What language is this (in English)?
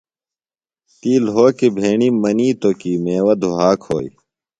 Phalura